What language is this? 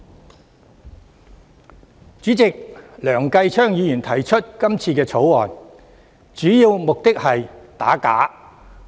Cantonese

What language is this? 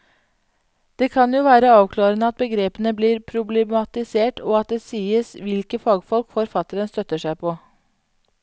Norwegian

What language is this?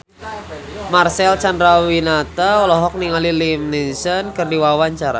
Sundanese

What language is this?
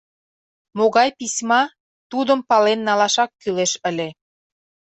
Mari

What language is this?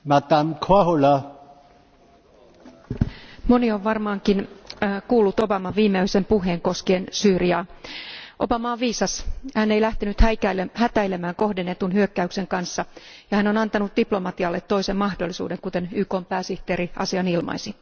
Finnish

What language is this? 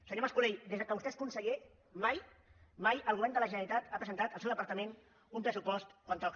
Catalan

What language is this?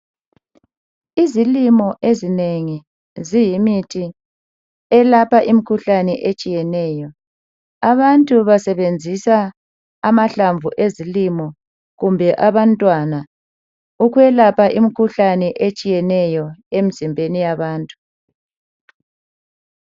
North Ndebele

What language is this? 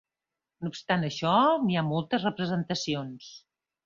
Catalan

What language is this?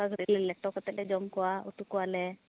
Santali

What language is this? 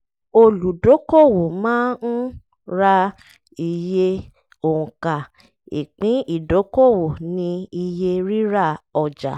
Yoruba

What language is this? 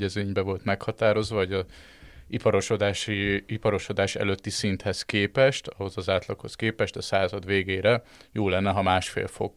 Hungarian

